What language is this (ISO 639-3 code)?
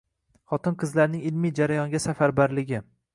uzb